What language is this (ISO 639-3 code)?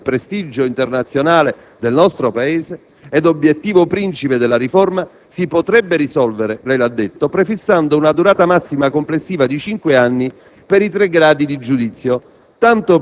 ita